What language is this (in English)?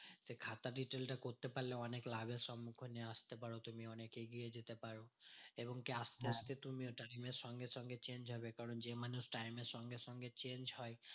Bangla